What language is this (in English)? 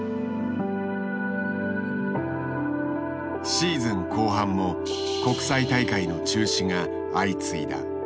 Japanese